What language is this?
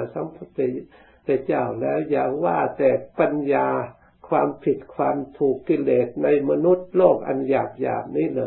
Thai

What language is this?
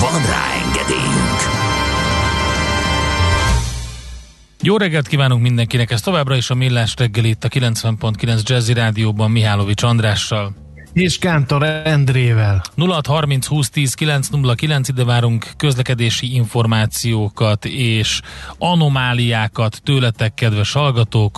Hungarian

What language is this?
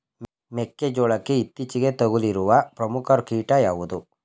Kannada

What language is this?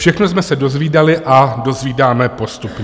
Czech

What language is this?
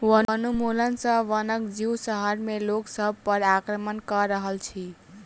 Maithili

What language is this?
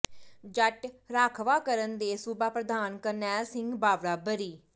Punjabi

